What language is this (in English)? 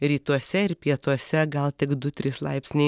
Lithuanian